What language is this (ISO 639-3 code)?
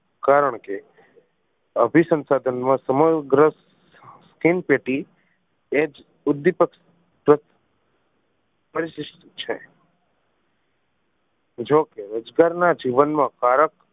guj